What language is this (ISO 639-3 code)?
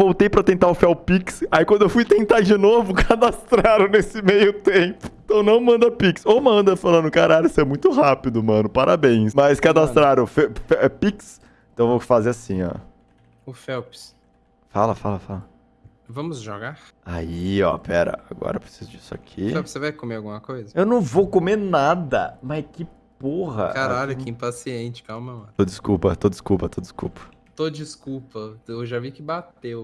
por